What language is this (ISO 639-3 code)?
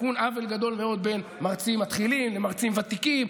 heb